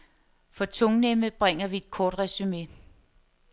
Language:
Danish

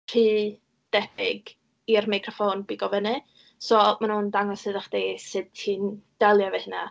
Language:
Welsh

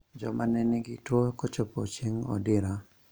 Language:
Luo (Kenya and Tanzania)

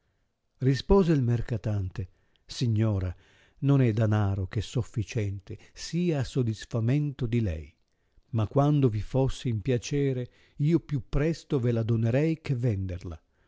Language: Italian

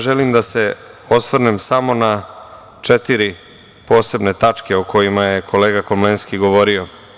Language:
Serbian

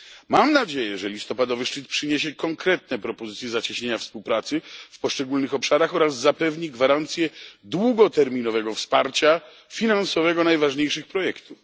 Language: Polish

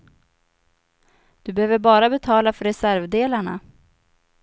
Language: Swedish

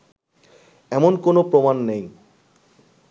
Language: Bangla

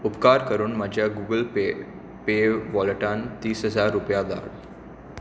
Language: Konkani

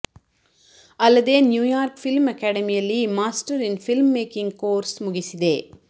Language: Kannada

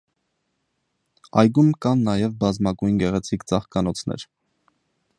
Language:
Armenian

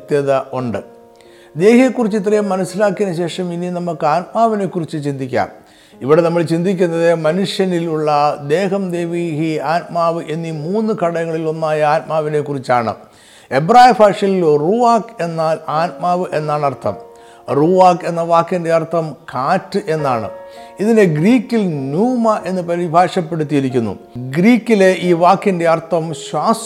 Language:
Malayalam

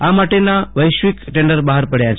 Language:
Gujarati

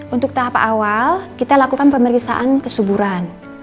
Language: Indonesian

